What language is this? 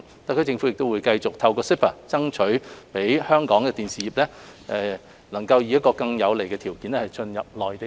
Cantonese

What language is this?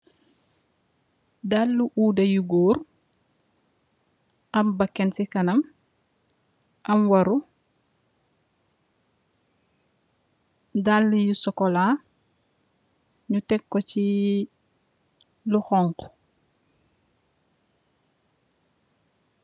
Wolof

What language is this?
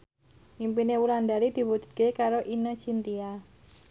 Javanese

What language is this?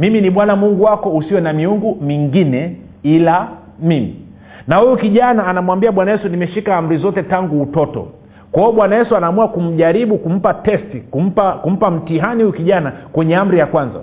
Swahili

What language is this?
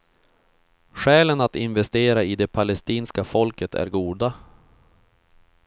Swedish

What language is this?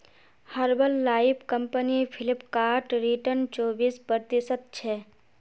Magahi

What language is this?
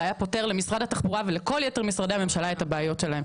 Hebrew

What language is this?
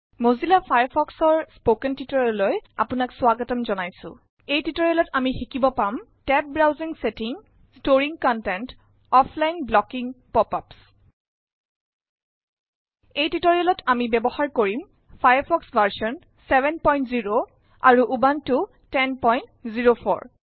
Assamese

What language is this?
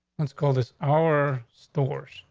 English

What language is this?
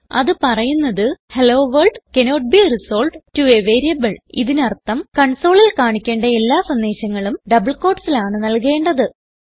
Malayalam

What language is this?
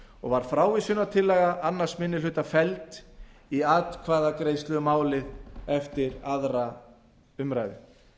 Icelandic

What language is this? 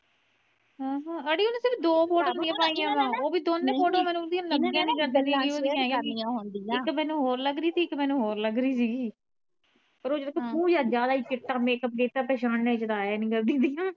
Punjabi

